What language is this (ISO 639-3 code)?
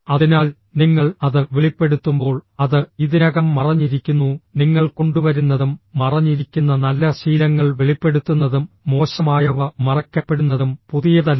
mal